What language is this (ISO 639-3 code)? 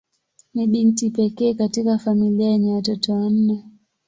swa